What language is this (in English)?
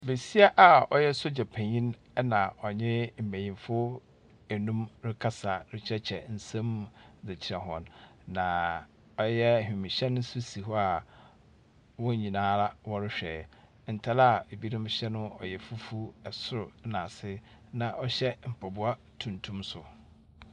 Akan